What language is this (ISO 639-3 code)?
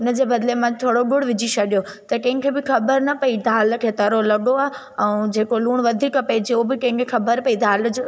snd